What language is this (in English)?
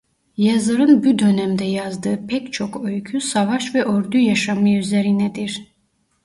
Turkish